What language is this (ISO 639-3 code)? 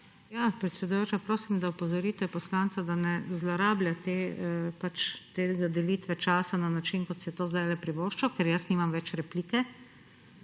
slv